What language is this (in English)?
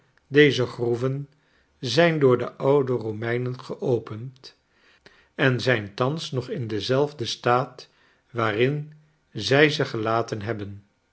Dutch